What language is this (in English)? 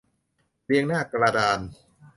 Thai